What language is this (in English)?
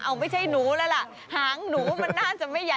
Thai